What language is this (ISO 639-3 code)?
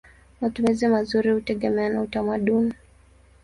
swa